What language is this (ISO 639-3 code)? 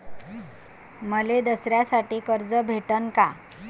mar